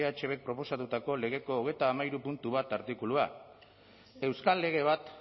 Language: Basque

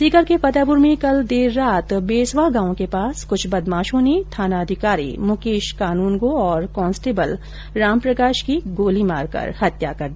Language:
Hindi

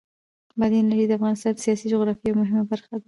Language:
Pashto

